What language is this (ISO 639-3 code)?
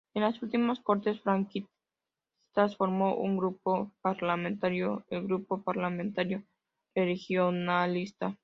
spa